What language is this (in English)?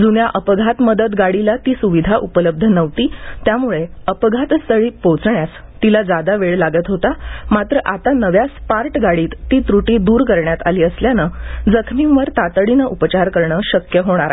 Marathi